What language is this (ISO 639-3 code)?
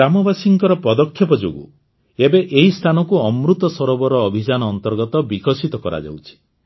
ori